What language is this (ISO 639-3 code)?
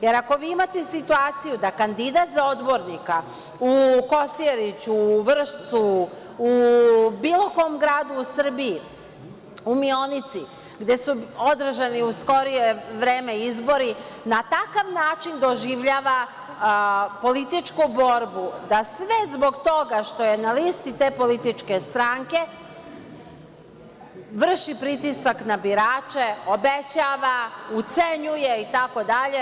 srp